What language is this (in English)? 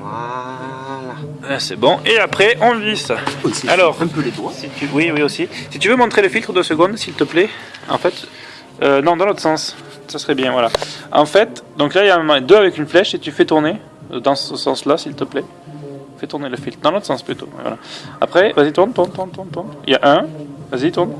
French